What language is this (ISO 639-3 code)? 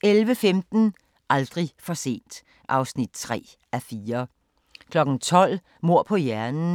dan